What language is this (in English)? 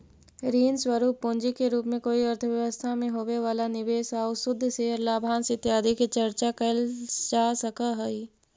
Magahi